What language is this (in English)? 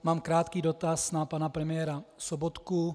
Czech